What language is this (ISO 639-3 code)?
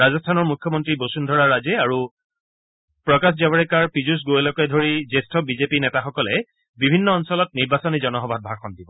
asm